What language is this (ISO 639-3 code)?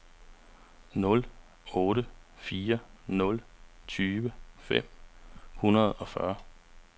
dan